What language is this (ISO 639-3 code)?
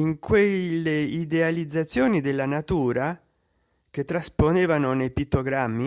ita